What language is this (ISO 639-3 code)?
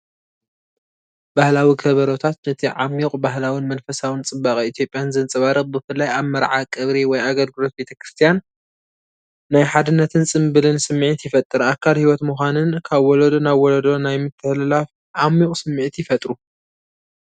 tir